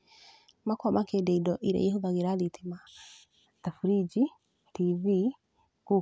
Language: Kikuyu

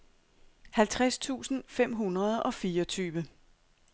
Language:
Danish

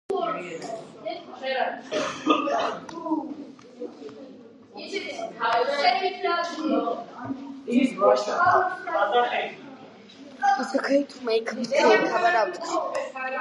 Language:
Georgian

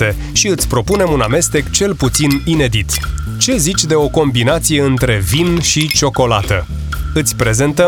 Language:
Romanian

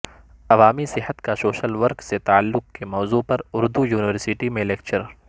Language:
Urdu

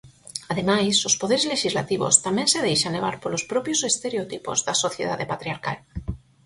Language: Galician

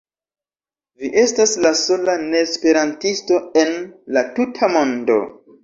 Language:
Esperanto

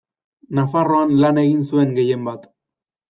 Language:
Basque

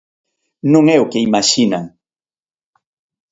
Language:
Galician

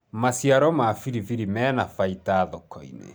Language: Kikuyu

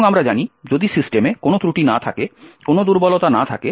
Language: Bangla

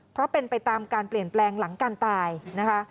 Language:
Thai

